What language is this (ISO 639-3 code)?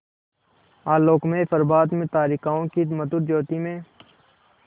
hin